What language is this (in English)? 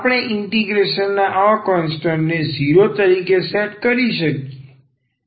Gujarati